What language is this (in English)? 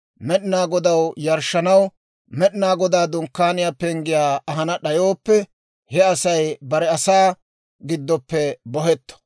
Dawro